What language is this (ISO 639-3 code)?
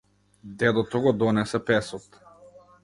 mkd